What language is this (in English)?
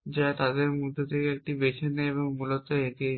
Bangla